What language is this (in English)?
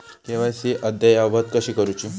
Marathi